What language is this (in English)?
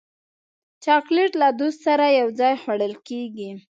Pashto